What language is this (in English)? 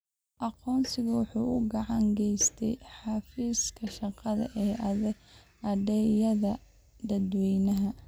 Somali